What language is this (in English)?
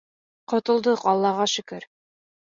Bashkir